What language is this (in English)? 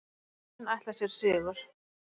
Icelandic